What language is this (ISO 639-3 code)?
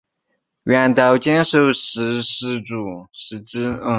zho